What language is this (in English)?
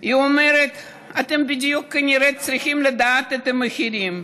Hebrew